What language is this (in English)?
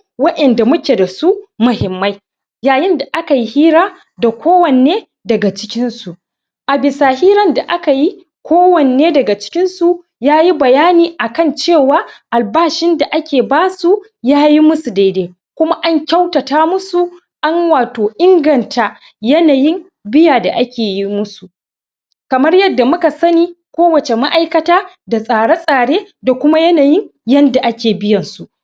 Hausa